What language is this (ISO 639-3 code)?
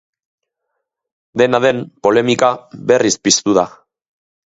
eus